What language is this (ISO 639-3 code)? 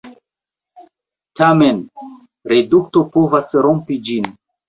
epo